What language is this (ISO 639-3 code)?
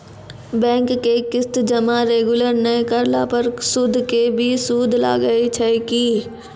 mai